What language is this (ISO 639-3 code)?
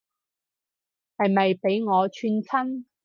yue